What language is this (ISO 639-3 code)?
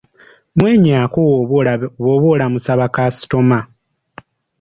lug